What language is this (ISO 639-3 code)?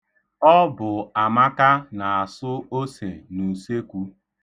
ibo